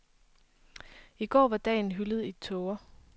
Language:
Danish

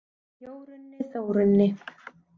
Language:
Icelandic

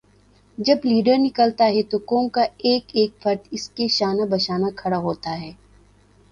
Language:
Urdu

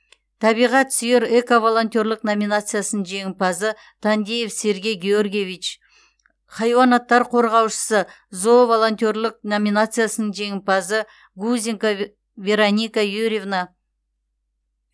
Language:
Kazakh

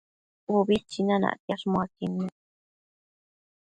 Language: Matsés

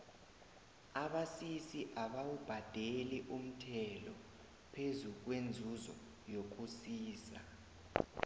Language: South Ndebele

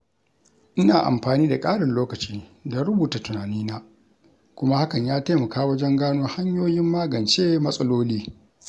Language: Hausa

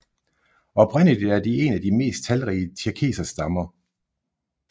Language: Danish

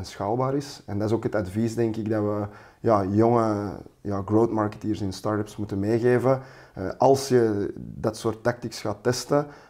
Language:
Dutch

